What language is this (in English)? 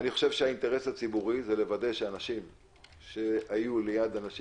Hebrew